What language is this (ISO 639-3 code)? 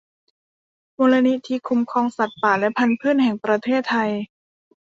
tha